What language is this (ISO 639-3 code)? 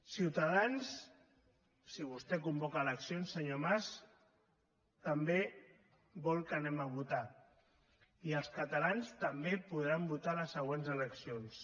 cat